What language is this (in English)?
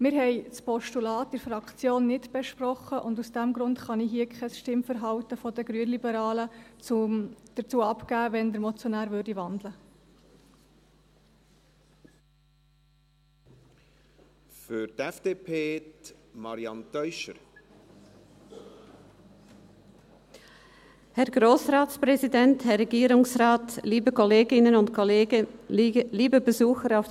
Swiss German